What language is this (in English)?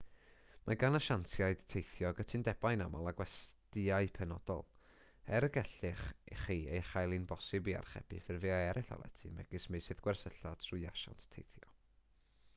Welsh